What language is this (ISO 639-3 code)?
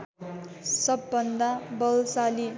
nep